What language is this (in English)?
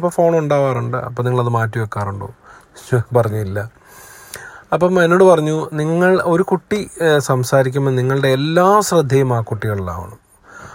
Malayalam